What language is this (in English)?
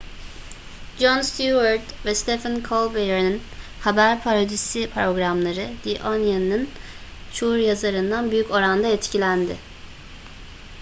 Turkish